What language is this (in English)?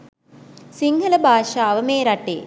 Sinhala